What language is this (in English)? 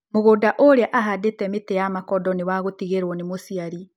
Kikuyu